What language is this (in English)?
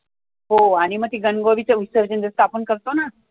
Marathi